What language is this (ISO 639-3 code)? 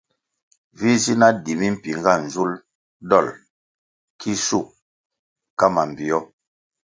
nmg